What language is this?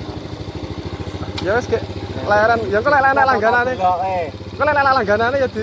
Indonesian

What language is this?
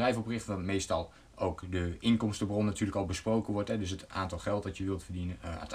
Dutch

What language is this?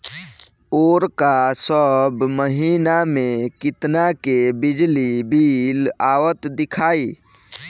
Bhojpuri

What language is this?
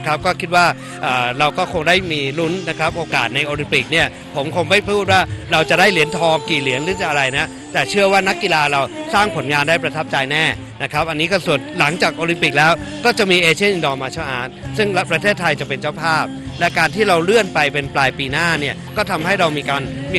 Thai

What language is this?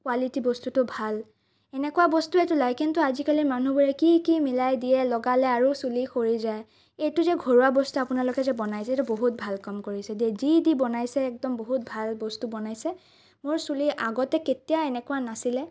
Assamese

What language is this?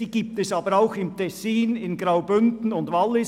Swiss German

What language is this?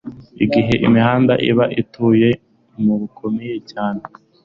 Kinyarwanda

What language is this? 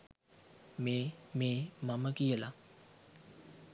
Sinhala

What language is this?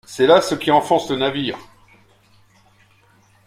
French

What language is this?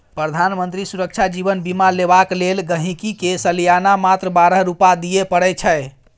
Maithili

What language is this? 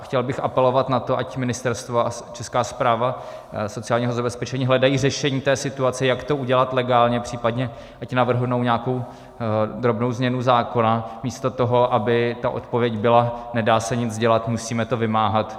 Czech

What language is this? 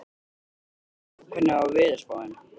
Icelandic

